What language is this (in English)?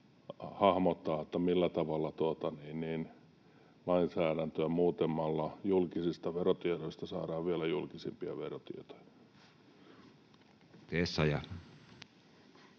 Finnish